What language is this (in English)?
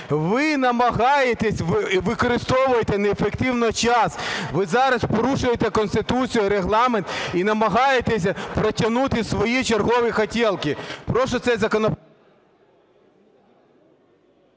Ukrainian